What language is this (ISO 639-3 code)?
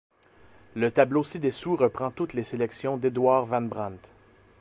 fra